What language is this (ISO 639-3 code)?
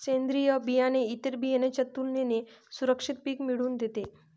mar